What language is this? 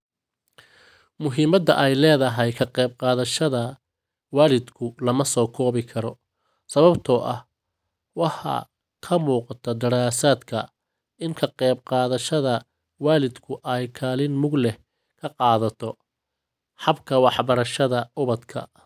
Somali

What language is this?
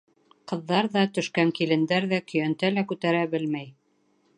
Bashkir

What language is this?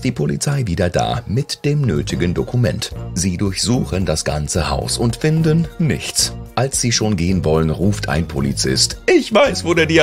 German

